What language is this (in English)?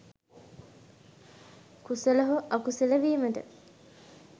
Sinhala